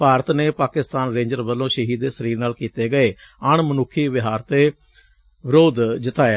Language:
Punjabi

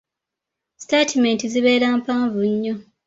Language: Ganda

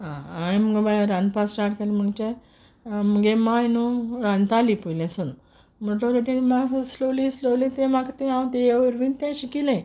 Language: Konkani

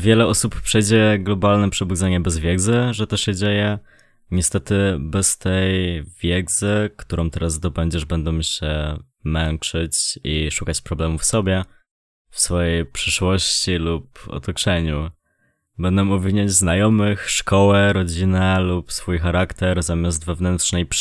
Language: Polish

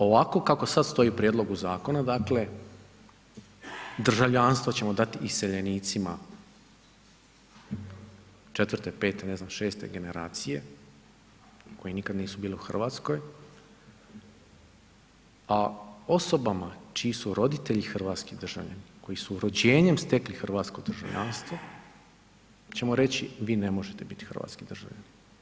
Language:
Croatian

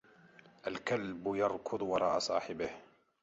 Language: Arabic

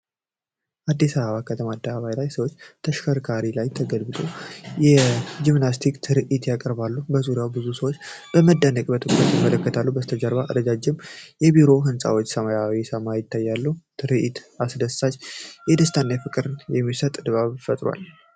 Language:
Amharic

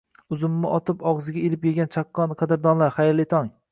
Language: Uzbek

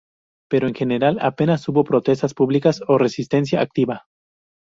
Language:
Spanish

